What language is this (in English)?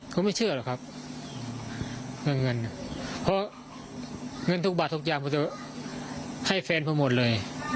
Thai